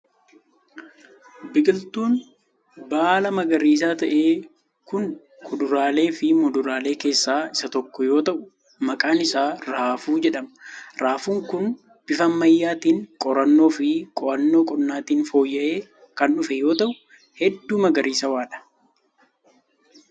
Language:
Oromo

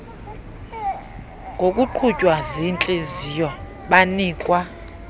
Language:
Xhosa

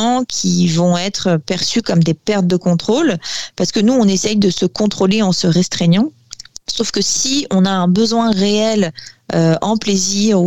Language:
French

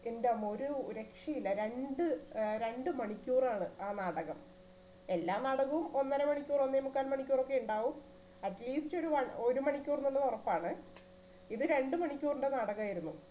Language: Malayalam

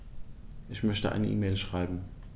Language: German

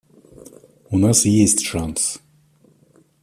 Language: Russian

